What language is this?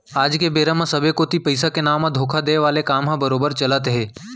Chhattisgarhi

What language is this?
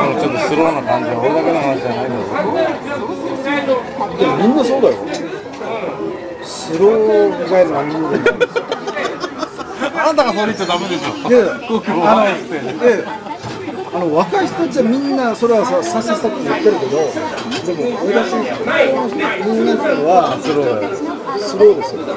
Japanese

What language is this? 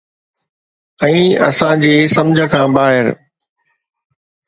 Sindhi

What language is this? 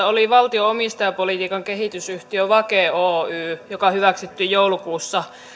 Finnish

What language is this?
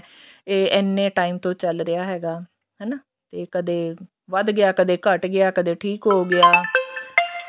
Punjabi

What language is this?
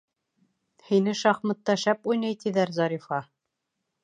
Bashkir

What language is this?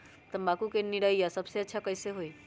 Magahi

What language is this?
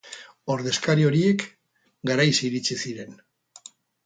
Basque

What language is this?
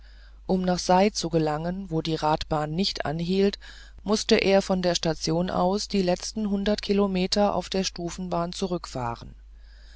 German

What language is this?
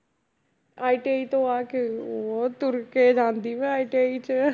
Punjabi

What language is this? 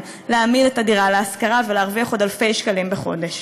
Hebrew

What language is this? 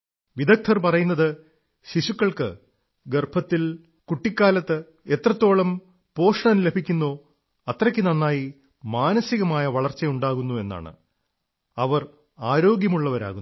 Malayalam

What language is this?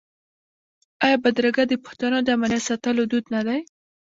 Pashto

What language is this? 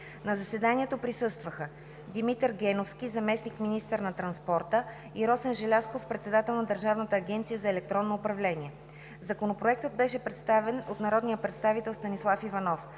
Bulgarian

